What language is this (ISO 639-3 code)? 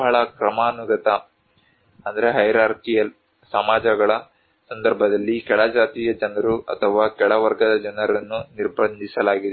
kan